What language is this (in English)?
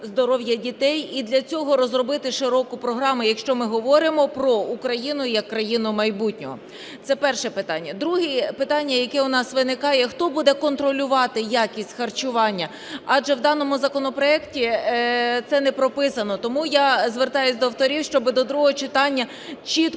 Ukrainian